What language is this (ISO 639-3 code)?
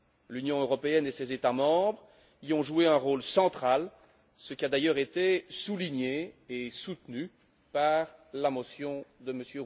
fra